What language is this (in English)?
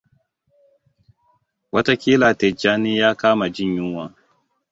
Hausa